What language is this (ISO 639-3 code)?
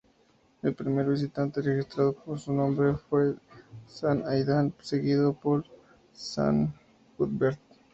spa